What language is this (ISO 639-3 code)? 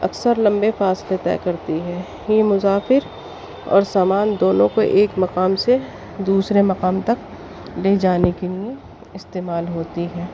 urd